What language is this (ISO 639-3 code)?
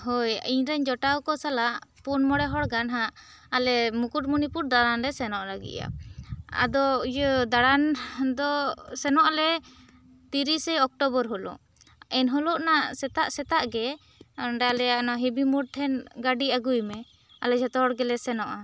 sat